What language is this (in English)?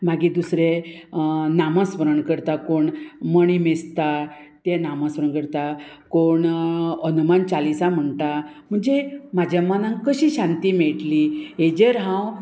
Konkani